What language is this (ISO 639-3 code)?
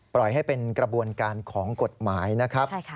tha